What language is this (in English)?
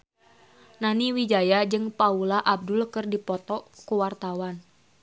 Sundanese